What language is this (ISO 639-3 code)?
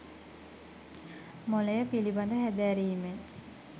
sin